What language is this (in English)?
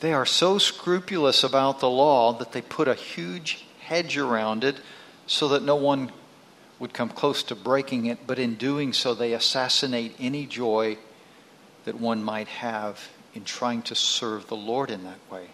English